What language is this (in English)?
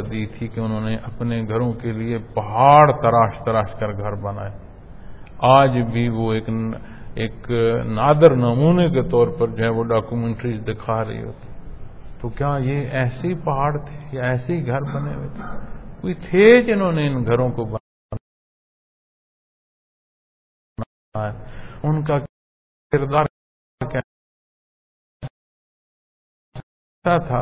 Punjabi